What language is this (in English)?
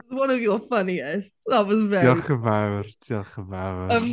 Welsh